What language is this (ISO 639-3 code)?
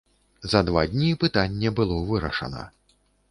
bel